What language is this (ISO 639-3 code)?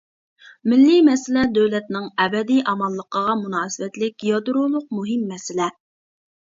uig